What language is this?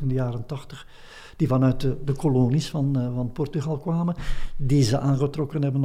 Dutch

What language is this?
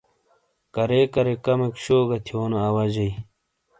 Shina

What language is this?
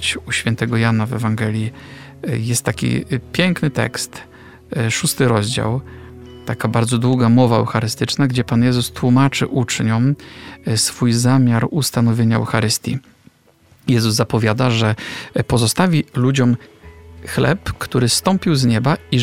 Polish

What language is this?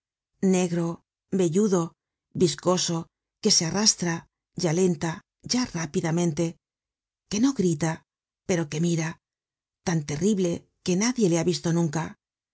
Spanish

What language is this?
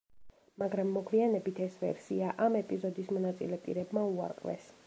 Georgian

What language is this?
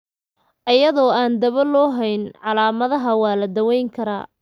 Somali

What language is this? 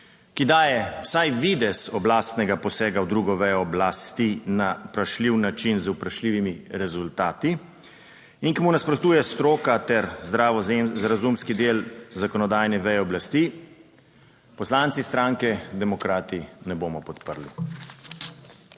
Slovenian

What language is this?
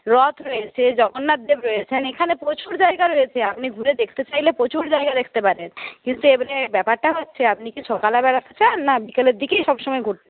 Bangla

